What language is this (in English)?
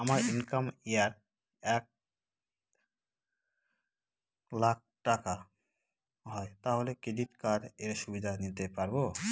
Bangla